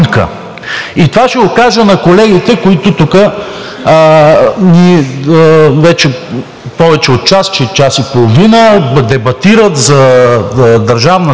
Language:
Bulgarian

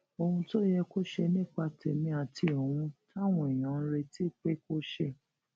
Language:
Yoruba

